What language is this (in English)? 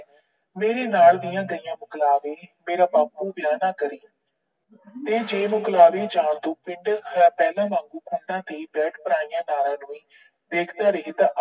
Punjabi